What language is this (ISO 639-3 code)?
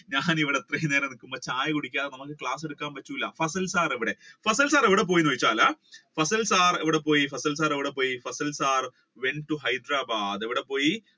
mal